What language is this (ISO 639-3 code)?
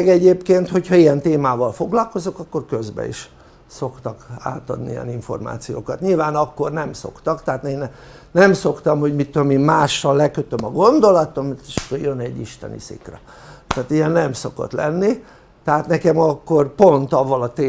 hun